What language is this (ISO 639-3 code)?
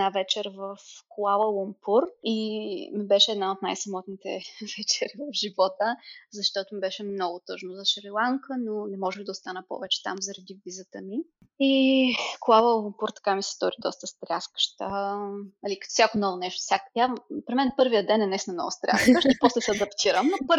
bul